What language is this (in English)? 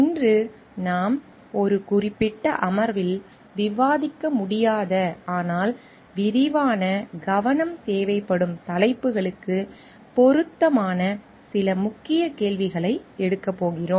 Tamil